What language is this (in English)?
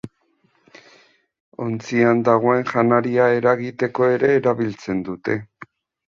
Basque